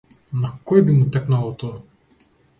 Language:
Macedonian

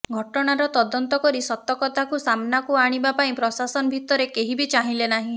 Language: Odia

